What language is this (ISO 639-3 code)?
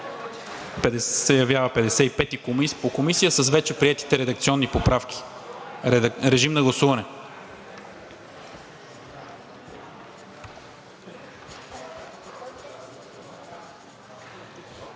bul